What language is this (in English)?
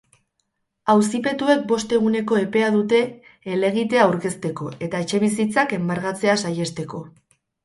Basque